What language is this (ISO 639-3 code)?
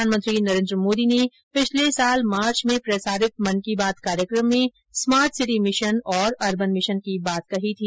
hin